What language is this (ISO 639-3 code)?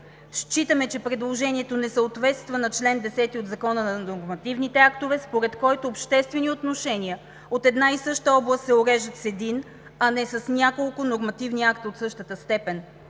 bul